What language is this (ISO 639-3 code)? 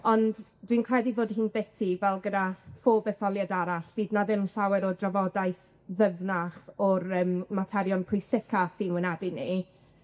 cym